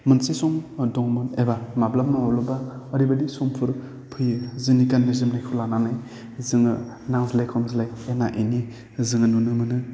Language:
Bodo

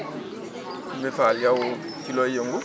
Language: Wolof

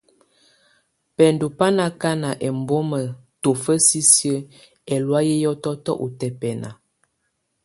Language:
Tunen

